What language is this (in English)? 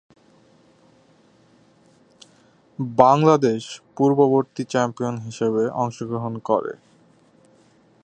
Bangla